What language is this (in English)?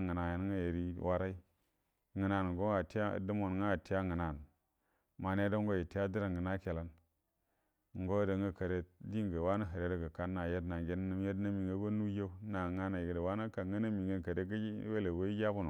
Buduma